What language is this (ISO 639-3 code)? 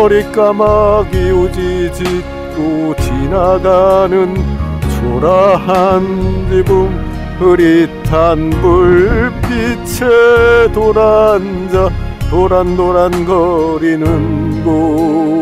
kor